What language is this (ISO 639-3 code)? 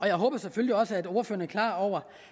dan